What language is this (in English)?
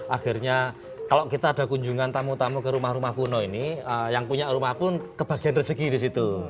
Indonesian